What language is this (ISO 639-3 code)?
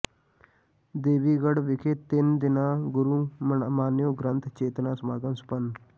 pan